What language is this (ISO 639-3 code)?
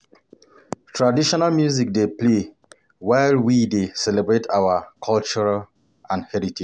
pcm